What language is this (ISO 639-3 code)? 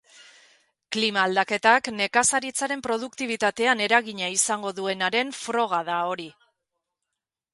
eus